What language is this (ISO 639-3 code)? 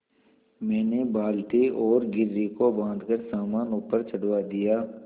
hin